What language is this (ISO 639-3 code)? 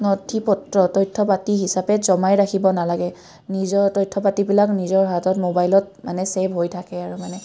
asm